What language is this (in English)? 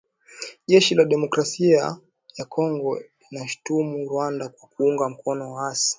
Swahili